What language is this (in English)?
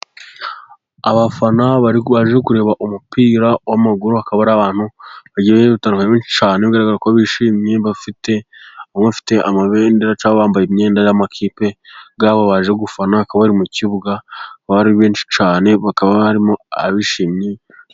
Kinyarwanda